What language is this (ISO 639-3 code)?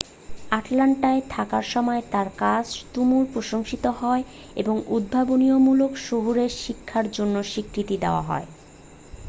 ben